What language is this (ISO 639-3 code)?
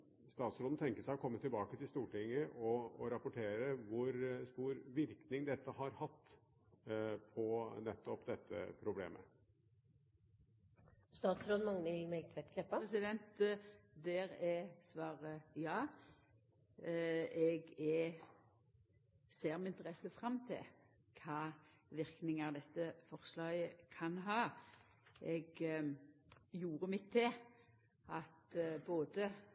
nor